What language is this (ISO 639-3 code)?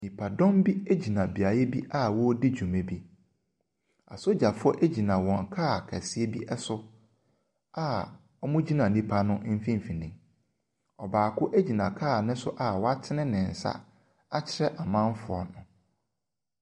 aka